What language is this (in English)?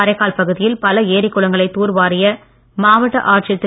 Tamil